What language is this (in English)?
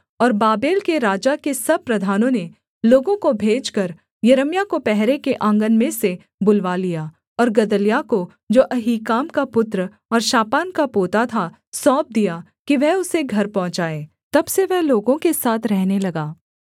Hindi